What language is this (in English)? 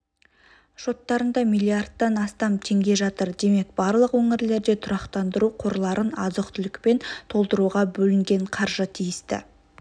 Kazakh